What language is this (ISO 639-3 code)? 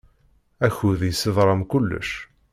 kab